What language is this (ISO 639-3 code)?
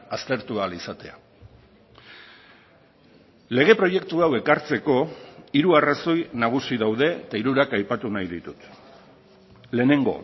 eus